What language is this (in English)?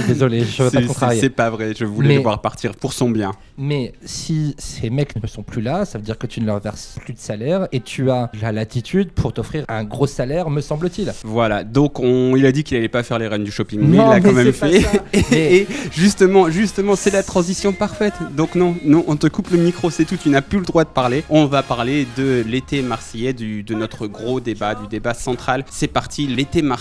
French